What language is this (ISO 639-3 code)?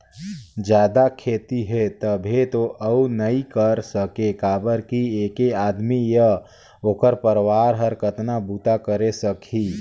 hne